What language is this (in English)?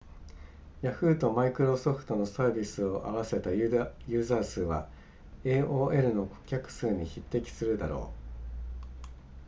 Japanese